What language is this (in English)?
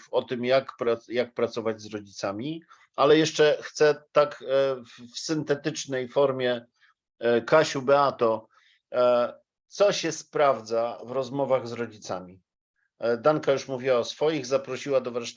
Polish